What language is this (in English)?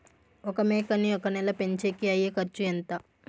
Telugu